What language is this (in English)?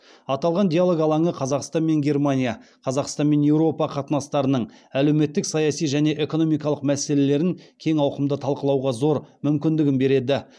Kazakh